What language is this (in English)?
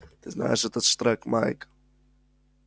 Russian